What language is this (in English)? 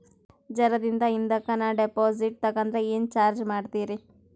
Kannada